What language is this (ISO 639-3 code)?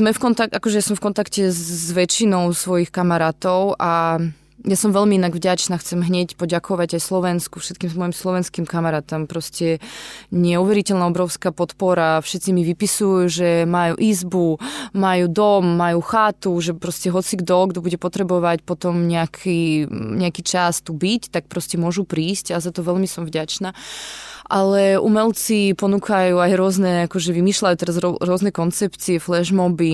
slk